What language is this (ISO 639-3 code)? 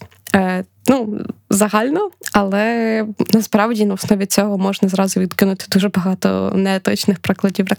ukr